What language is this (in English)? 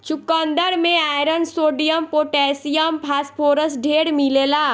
Bhojpuri